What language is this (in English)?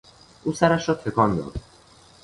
Persian